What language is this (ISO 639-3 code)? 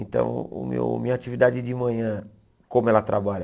por